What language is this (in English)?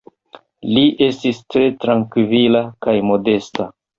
Esperanto